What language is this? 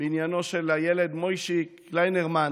Hebrew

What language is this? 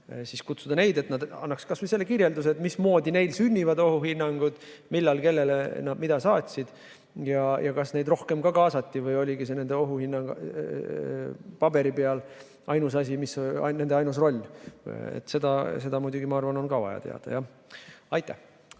Estonian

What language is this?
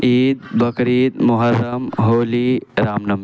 Urdu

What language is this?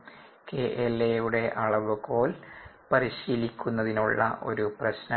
Malayalam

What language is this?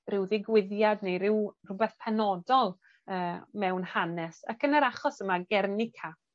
Welsh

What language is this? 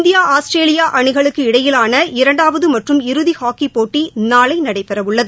Tamil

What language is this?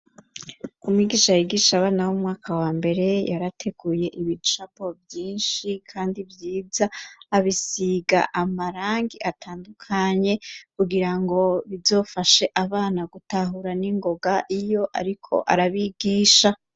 Rundi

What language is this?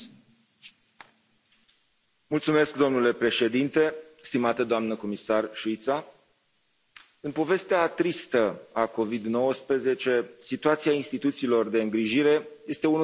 Romanian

